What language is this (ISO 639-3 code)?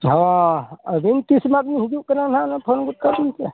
sat